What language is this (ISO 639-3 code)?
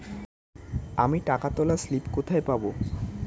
ben